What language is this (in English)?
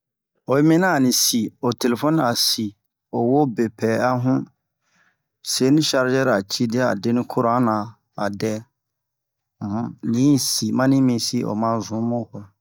Bomu